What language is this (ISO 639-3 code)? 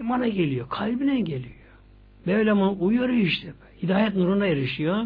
tur